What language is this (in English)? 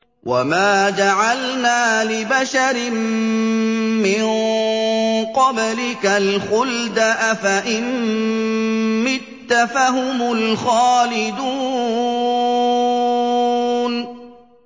Arabic